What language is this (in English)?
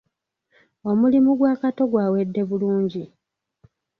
Ganda